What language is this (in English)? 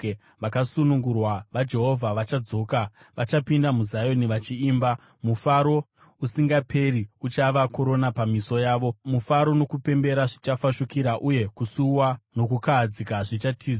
Shona